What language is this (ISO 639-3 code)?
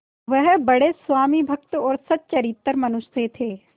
hin